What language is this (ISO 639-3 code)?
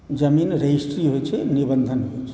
mai